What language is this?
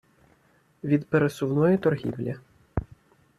Ukrainian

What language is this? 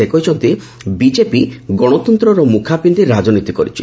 Odia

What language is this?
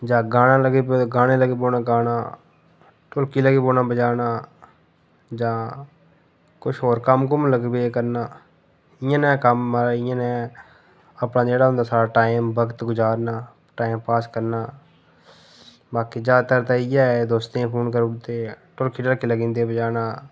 Dogri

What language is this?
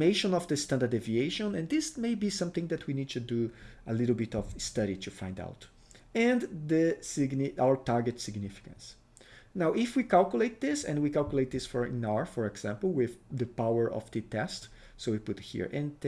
English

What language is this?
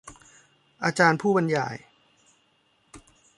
Thai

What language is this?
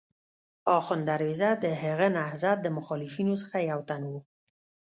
Pashto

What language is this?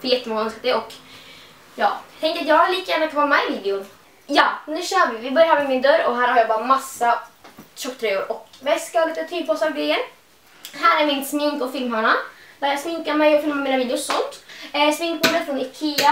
Swedish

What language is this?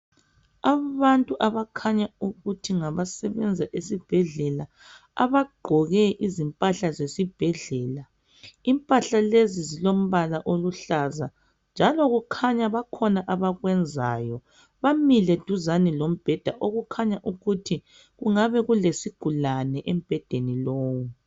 North Ndebele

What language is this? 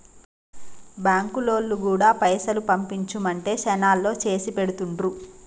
Telugu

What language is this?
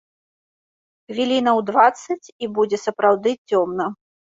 Belarusian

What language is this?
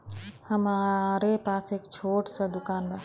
Bhojpuri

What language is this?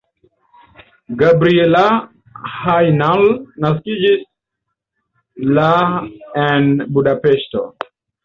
Esperanto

